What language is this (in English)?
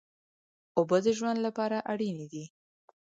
Pashto